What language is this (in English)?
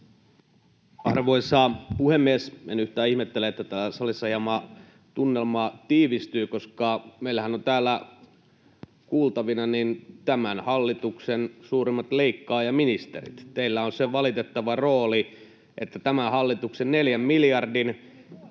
Finnish